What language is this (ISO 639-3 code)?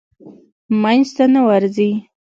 pus